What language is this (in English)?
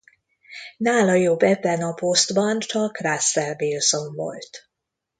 Hungarian